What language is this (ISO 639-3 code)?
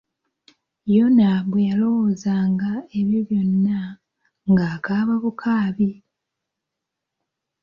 lug